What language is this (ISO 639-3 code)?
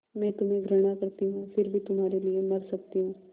hin